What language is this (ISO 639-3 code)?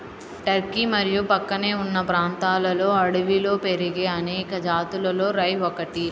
tel